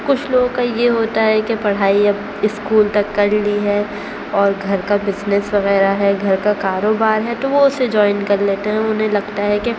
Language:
Urdu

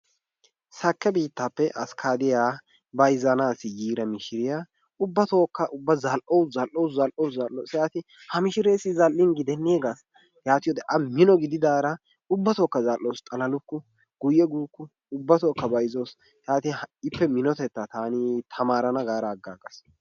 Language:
Wolaytta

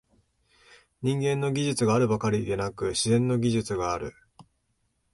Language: Japanese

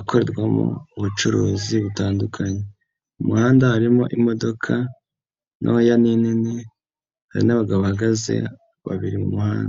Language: Kinyarwanda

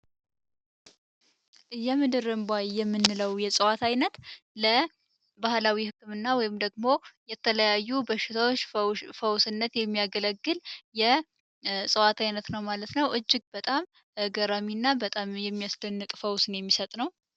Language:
Amharic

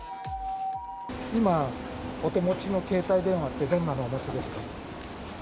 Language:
Japanese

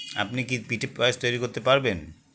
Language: Bangla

